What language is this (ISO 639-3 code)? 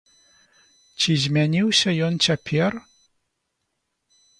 bel